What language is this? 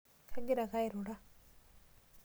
Masai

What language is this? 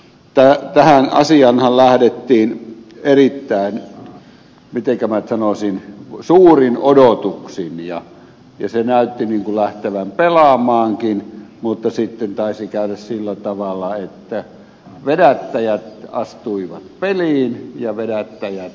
Finnish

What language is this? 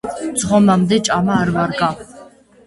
Georgian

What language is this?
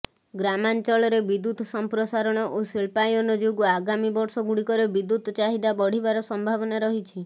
Odia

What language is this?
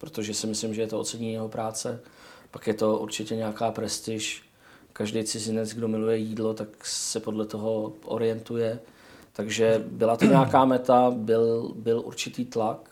Czech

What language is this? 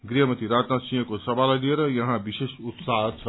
Nepali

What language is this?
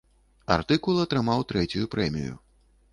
Belarusian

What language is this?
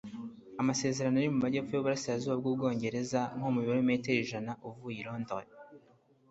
Kinyarwanda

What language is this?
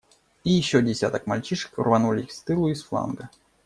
Russian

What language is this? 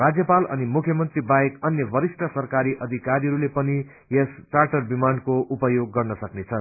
Nepali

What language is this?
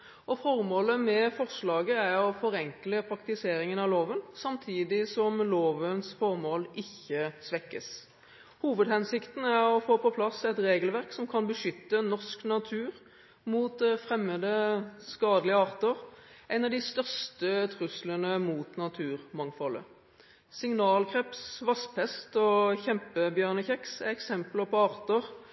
Norwegian Bokmål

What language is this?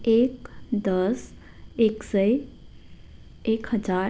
Nepali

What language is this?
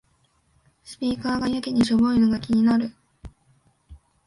Japanese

